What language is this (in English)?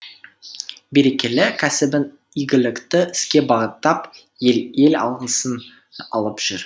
Kazakh